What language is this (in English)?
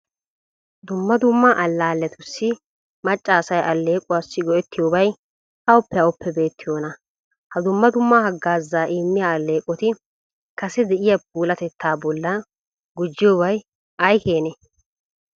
Wolaytta